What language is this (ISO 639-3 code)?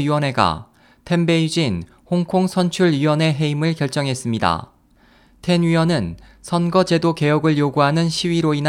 kor